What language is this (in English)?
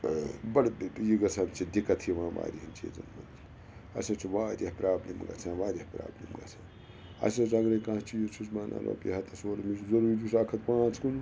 Kashmiri